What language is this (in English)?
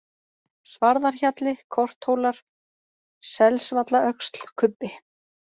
Icelandic